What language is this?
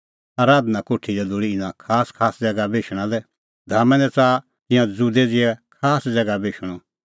Kullu Pahari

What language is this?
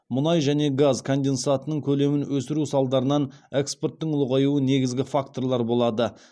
Kazakh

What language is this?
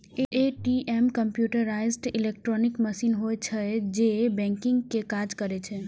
Maithili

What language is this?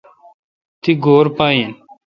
Kalkoti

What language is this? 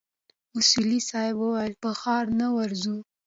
Pashto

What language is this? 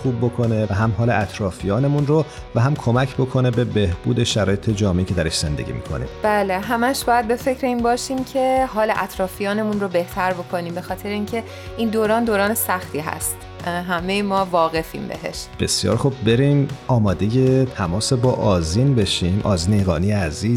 Persian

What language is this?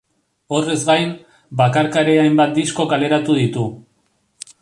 Basque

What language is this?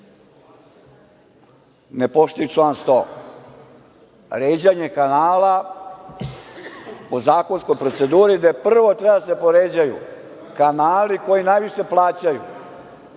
Serbian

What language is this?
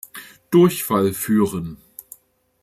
German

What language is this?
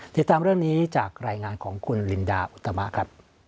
Thai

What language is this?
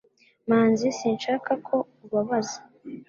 Kinyarwanda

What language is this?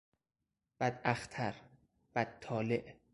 Persian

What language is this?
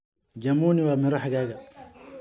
Somali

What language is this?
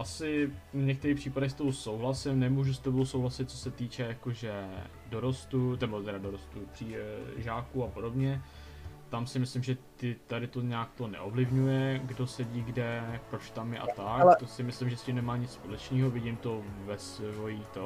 Czech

